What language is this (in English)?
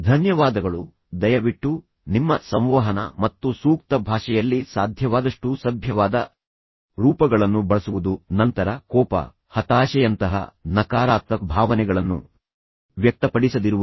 Kannada